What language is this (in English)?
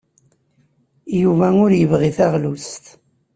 Kabyle